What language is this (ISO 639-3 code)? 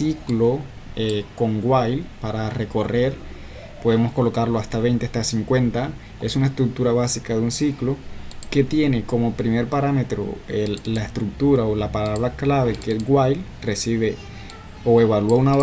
spa